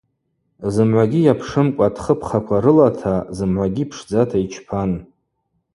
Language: Abaza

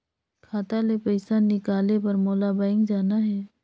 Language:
Chhattisgarhi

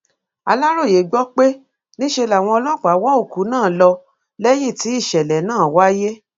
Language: Yoruba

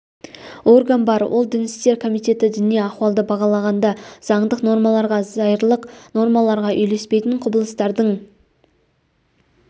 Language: Kazakh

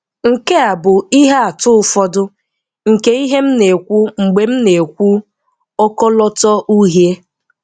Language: Igbo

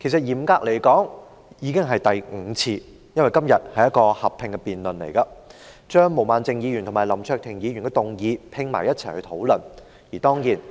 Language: Cantonese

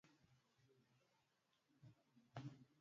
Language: Swahili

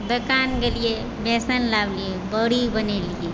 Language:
Maithili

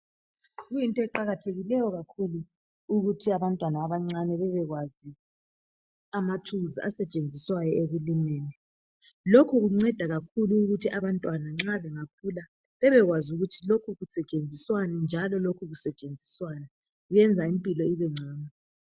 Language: North Ndebele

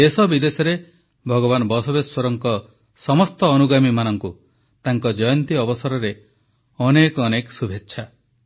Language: Odia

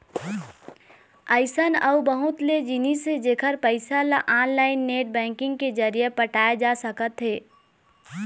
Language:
Chhattisgarhi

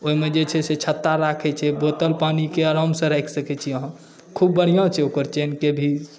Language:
Maithili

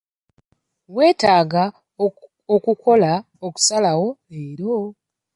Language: Ganda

